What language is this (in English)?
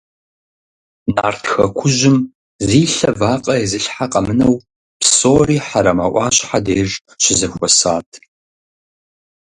Kabardian